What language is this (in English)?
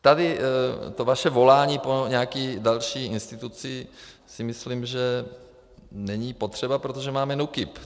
Czech